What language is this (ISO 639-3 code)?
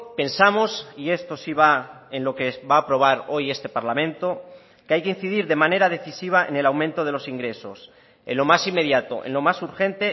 spa